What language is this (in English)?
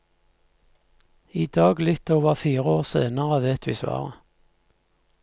Norwegian